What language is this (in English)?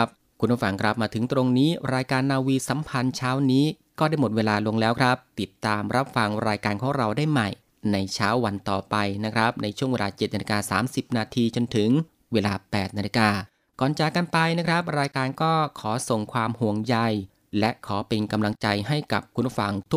Thai